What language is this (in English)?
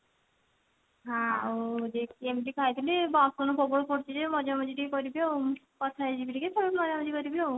Odia